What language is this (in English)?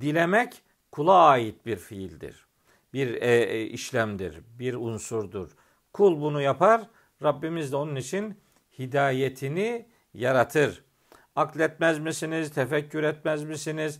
Turkish